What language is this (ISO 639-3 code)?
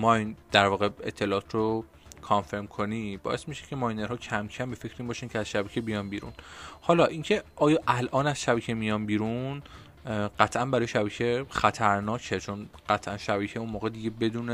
fas